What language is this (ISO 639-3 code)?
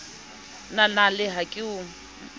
sot